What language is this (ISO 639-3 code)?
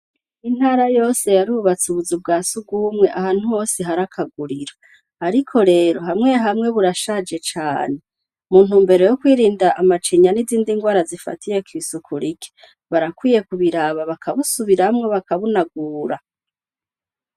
run